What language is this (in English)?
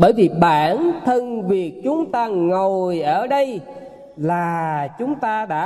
Vietnamese